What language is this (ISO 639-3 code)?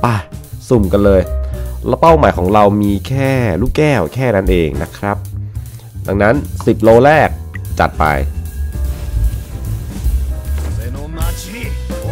tha